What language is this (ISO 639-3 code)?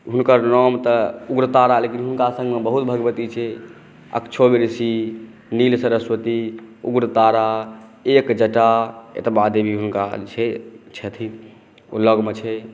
mai